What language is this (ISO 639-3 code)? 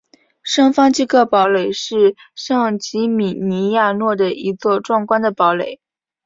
zho